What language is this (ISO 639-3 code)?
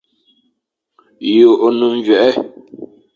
fan